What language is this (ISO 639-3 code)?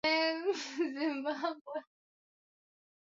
swa